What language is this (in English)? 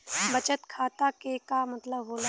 Bhojpuri